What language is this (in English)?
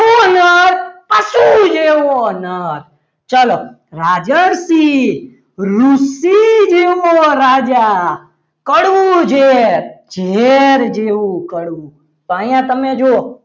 Gujarati